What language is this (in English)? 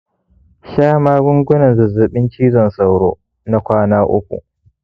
Hausa